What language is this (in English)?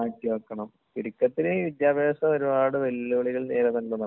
Malayalam